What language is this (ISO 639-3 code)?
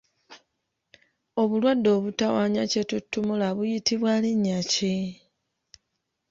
lug